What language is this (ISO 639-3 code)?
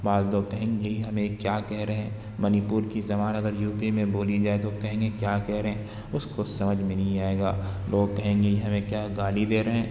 urd